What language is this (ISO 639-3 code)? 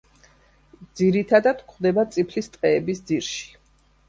kat